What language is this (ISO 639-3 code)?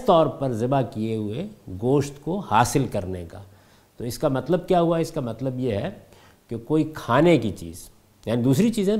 urd